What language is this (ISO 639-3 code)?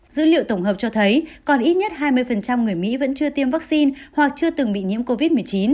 vie